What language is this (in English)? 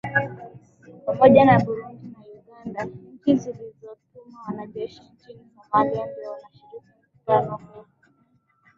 Swahili